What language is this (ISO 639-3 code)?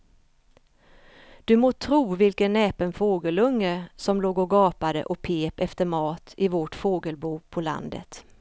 swe